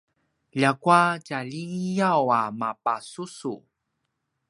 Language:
Paiwan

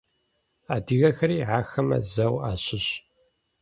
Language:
Adyghe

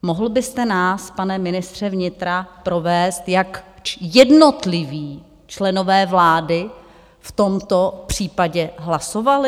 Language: Czech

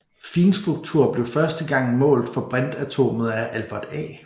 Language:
Danish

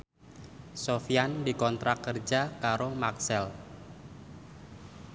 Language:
Javanese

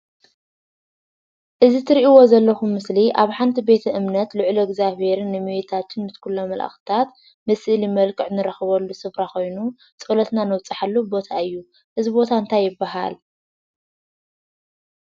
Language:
Tigrinya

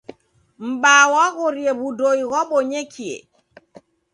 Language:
Taita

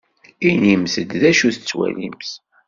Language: Kabyle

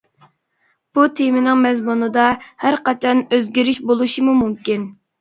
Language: Uyghur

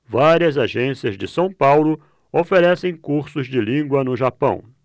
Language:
Portuguese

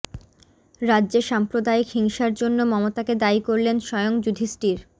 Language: Bangla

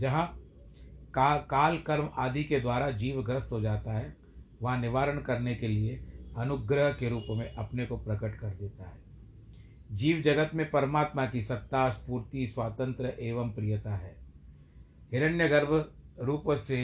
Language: Hindi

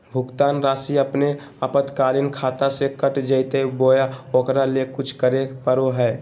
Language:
Magahi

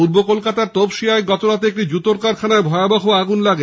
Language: Bangla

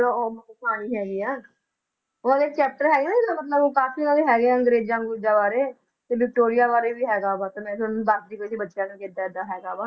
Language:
Punjabi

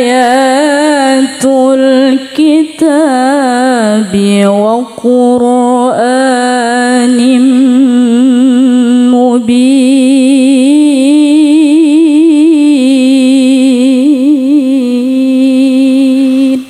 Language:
Arabic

